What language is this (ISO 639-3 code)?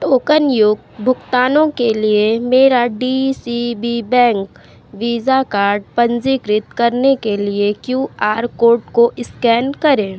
hin